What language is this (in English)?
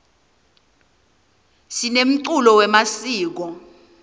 Swati